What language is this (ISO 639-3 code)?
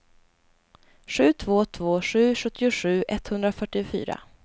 swe